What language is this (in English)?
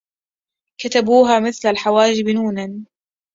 Arabic